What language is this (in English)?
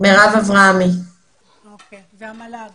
Hebrew